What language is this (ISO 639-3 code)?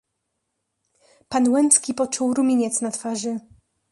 pol